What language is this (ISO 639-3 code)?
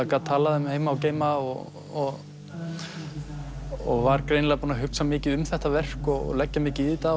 isl